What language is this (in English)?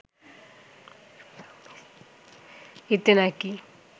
Bangla